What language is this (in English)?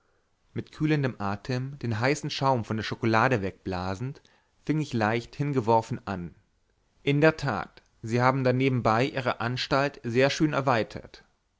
German